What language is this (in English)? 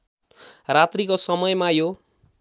Nepali